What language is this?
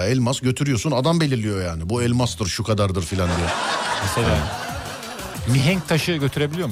Turkish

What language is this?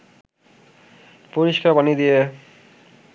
Bangla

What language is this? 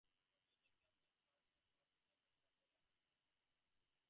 English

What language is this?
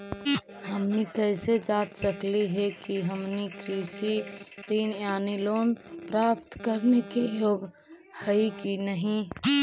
Magahi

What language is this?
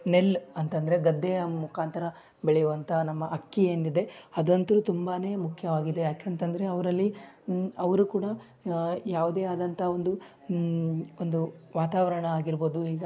Kannada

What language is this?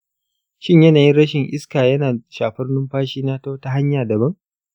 Hausa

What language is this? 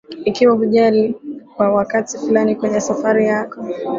Swahili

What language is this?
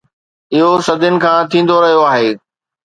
Sindhi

